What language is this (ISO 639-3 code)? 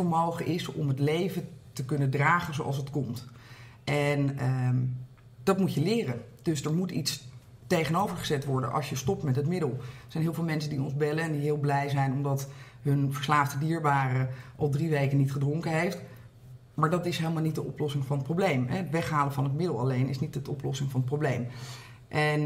nld